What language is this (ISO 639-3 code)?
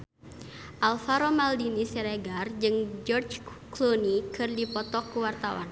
sun